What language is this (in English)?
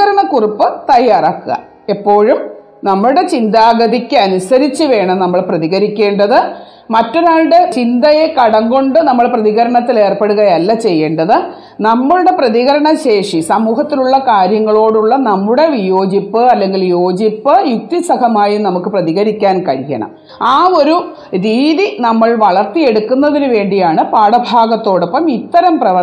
Malayalam